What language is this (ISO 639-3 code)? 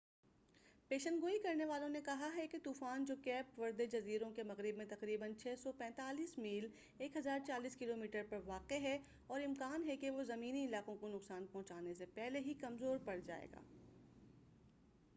urd